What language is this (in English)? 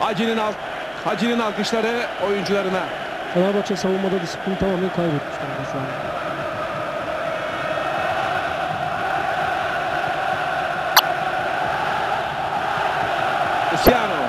Turkish